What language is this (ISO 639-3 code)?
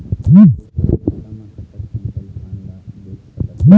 hne